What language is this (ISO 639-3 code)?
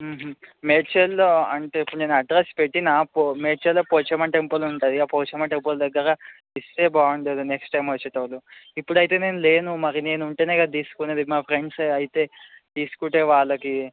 tel